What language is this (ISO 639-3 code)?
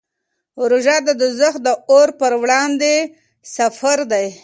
pus